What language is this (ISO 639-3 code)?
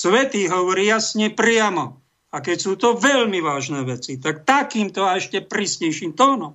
slk